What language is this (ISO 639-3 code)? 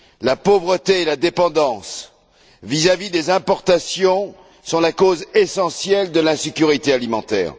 fra